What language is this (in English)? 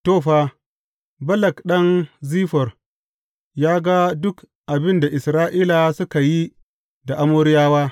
Hausa